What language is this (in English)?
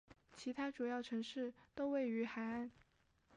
Chinese